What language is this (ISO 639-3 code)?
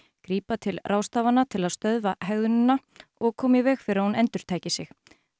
isl